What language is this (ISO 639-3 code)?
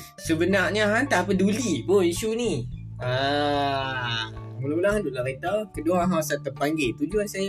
msa